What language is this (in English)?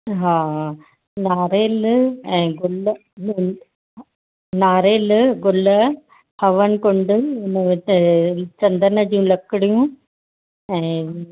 Sindhi